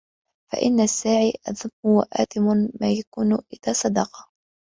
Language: Arabic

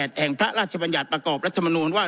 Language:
Thai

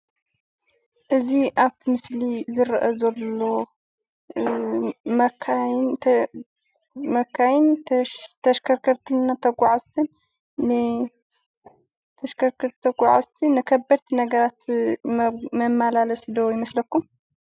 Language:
Tigrinya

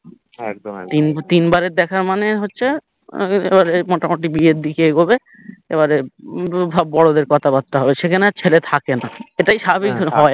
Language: Bangla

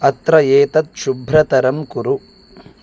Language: Sanskrit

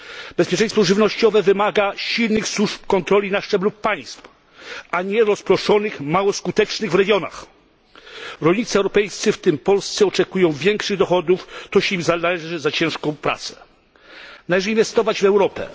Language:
Polish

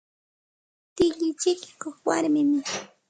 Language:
Santa Ana de Tusi Pasco Quechua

